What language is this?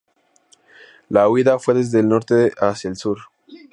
Spanish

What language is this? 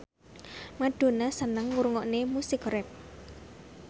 Javanese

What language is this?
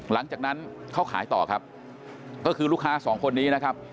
Thai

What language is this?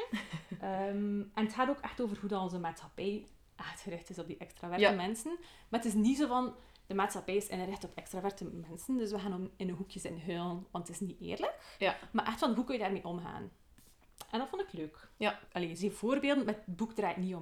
Dutch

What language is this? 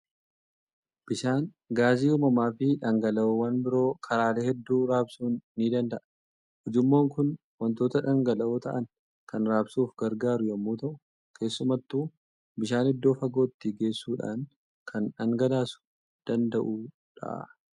Oromo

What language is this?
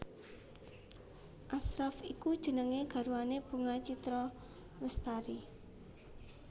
Javanese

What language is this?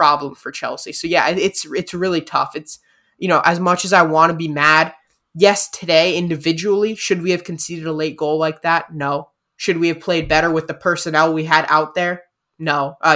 English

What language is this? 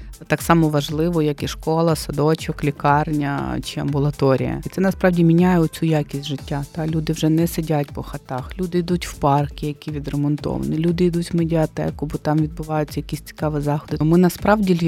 Ukrainian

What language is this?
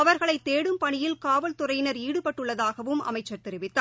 Tamil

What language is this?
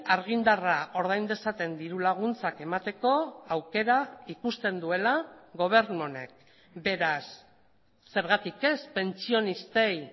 Basque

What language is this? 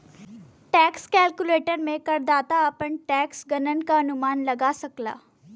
Bhojpuri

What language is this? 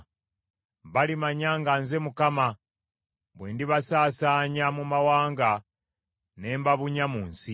Ganda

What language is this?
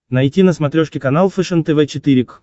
Russian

